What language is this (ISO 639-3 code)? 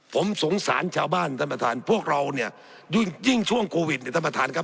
tha